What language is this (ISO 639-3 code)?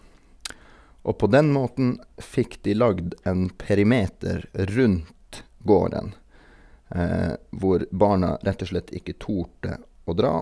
nor